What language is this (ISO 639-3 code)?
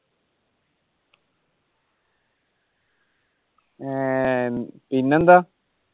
mal